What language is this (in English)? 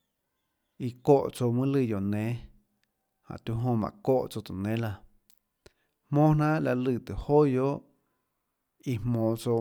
Tlacoatzintepec Chinantec